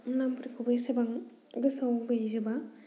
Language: Bodo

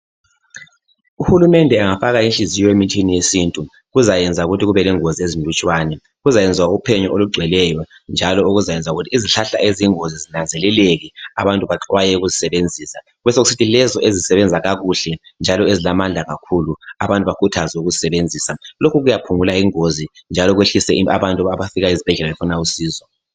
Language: North Ndebele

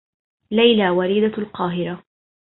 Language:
Arabic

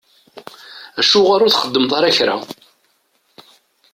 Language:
Kabyle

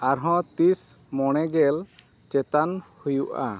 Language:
Santali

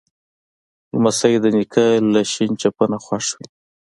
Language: Pashto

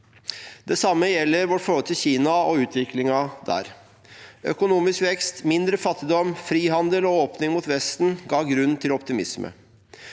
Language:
Norwegian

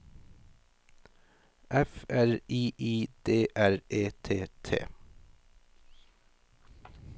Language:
Norwegian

